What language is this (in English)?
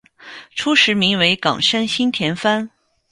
Chinese